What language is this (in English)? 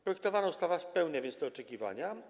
Polish